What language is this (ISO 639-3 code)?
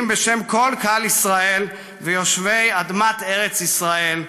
heb